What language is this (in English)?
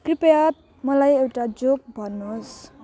Nepali